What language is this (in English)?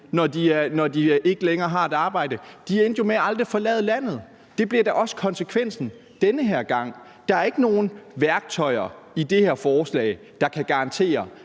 Danish